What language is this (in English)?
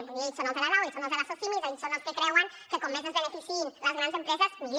Catalan